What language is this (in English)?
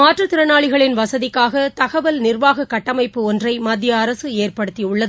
Tamil